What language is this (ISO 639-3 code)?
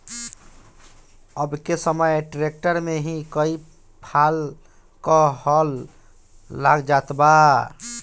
bho